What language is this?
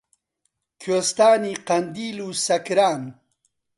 Central Kurdish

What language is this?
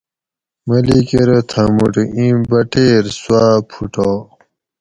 Gawri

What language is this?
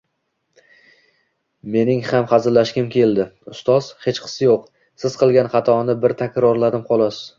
Uzbek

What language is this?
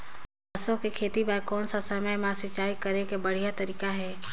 Chhattisgarhi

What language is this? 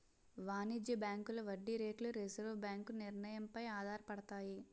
Telugu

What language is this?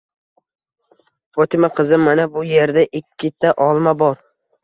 Uzbek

